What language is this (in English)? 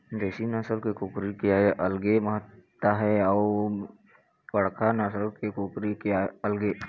Chhattisgarhi